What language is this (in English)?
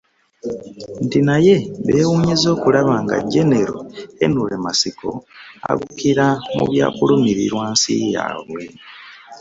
Ganda